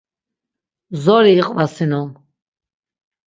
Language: Laz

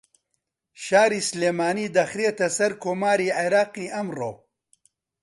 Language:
Central Kurdish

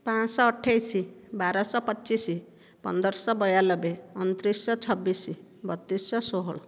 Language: Odia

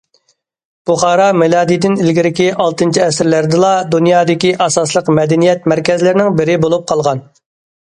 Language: Uyghur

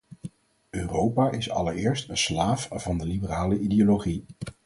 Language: Dutch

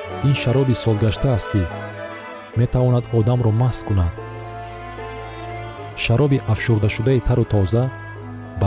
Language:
Persian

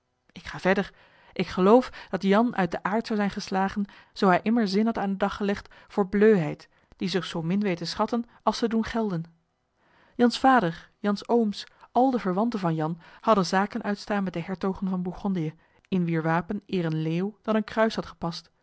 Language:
Dutch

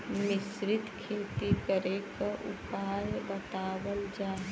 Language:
Bhojpuri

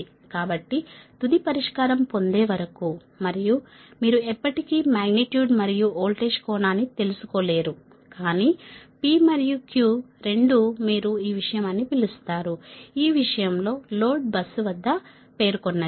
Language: Telugu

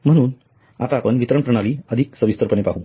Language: Marathi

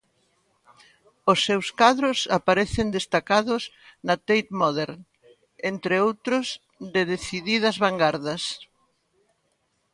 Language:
Galician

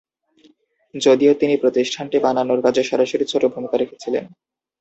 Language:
Bangla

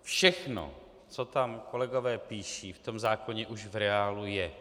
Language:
Czech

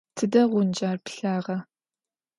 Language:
Adyghe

